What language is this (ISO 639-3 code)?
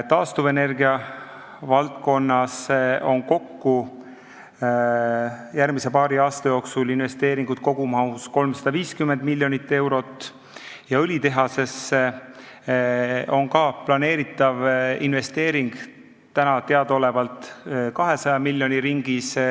est